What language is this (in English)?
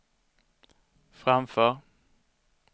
Swedish